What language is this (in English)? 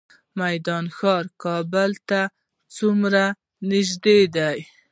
Pashto